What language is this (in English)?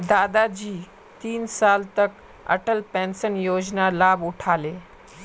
Magahi